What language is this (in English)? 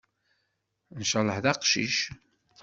Kabyle